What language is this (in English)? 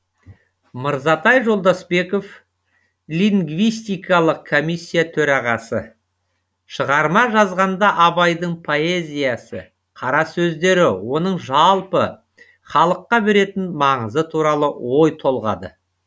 Kazakh